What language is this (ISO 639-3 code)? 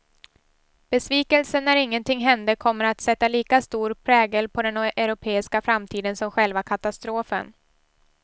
swe